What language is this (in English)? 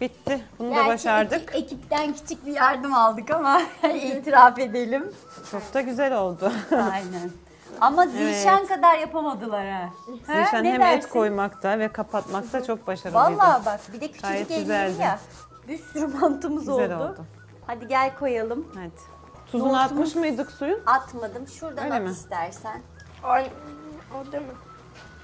Turkish